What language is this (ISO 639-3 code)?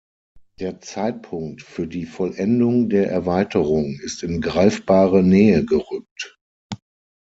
deu